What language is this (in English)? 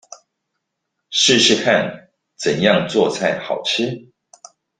Chinese